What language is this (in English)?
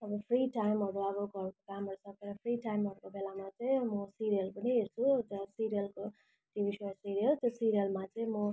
Nepali